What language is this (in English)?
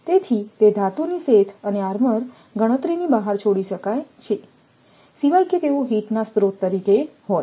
Gujarati